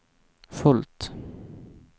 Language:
Swedish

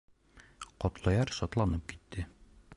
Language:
Bashkir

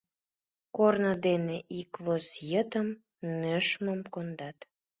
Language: Mari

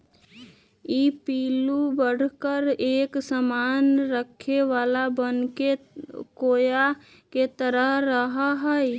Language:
Magahi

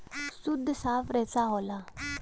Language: Bhojpuri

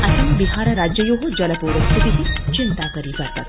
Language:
Sanskrit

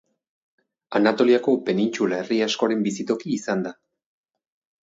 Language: Basque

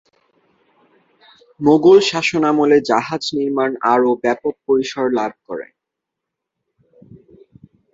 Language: Bangla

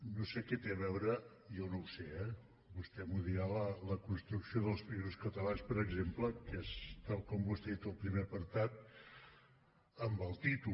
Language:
Catalan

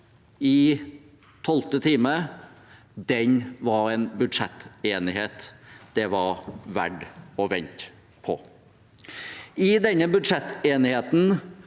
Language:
Norwegian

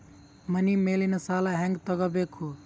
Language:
Kannada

